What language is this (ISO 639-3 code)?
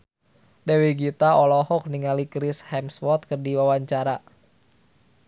sun